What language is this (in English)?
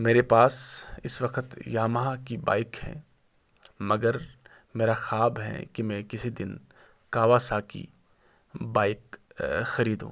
Urdu